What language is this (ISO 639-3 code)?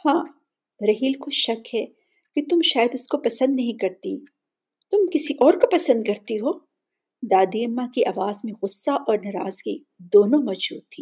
urd